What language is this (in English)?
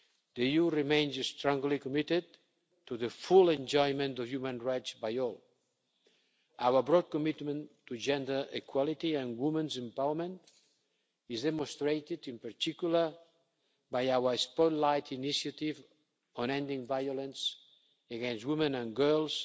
English